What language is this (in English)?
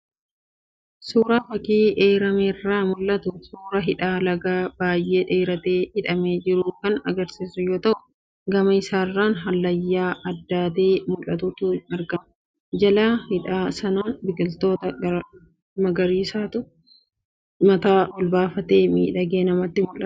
Oromo